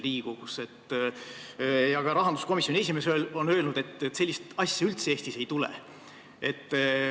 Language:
Estonian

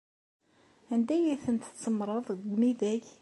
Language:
Kabyle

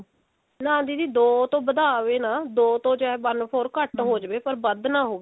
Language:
Punjabi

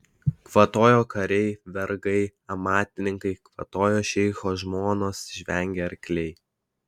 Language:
Lithuanian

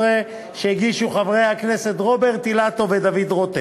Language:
Hebrew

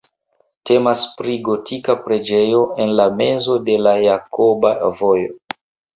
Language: Esperanto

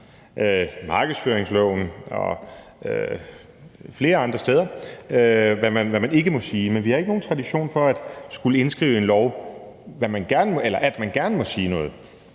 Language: Danish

